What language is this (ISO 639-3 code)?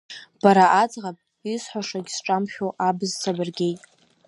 abk